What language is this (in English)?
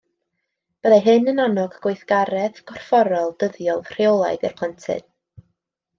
Welsh